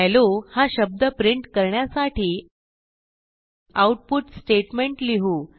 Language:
Marathi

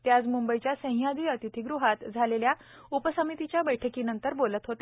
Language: Marathi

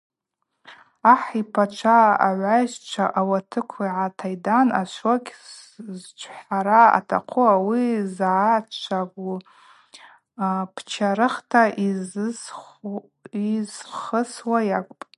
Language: Abaza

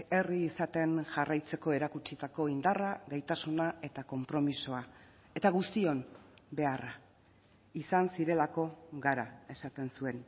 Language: Basque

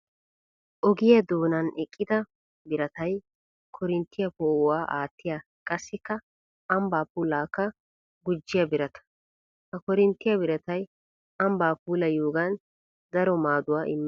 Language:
Wolaytta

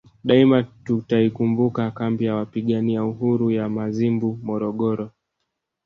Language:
Swahili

